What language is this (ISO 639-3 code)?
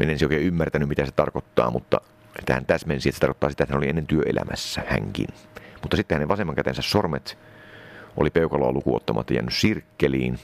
fin